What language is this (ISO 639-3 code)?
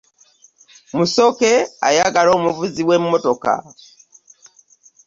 lug